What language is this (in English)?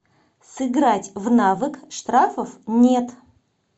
Russian